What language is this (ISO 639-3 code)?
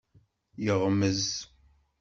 kab